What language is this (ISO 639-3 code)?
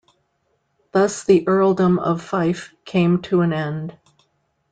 eng